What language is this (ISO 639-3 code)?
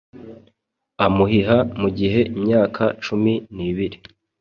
kin